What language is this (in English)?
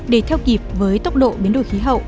Vietnamese